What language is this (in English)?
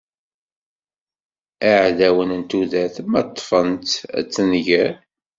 Kabyle